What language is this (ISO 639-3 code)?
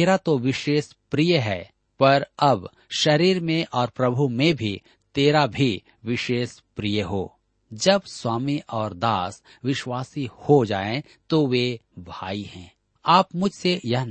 hin